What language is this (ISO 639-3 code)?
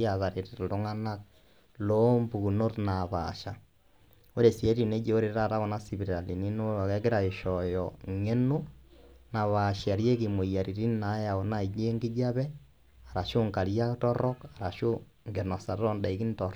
mas